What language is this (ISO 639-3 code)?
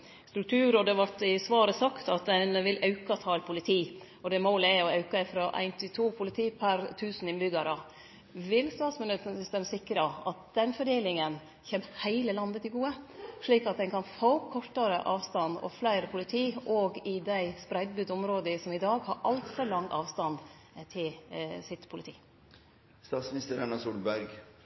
nno